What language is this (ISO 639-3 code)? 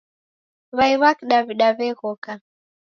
dav